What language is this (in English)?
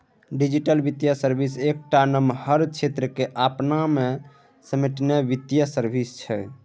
Maithili